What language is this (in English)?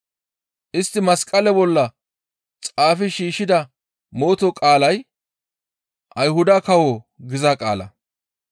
Gamo